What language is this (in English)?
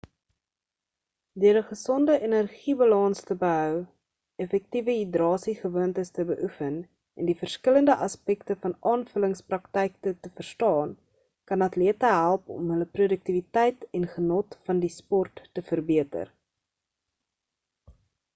Afrikaans